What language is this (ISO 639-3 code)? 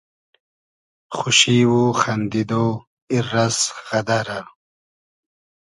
haz